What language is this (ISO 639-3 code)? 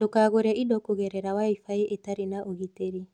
kik